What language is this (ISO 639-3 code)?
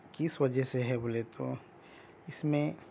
urd